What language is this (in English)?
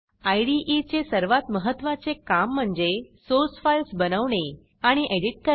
Marathi